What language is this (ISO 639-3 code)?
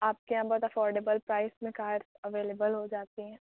urd